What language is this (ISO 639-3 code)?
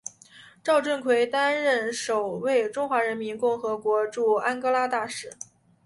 zho